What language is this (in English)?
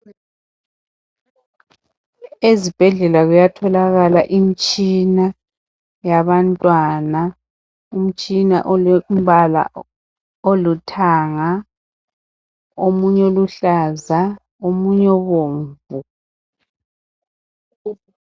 North Ndebele